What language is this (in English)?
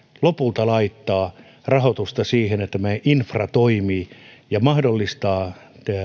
Finnish